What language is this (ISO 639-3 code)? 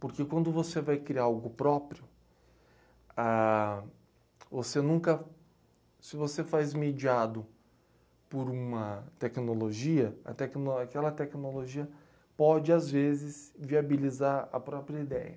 por